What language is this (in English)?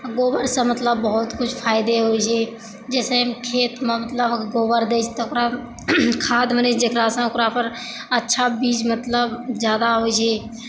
Maithili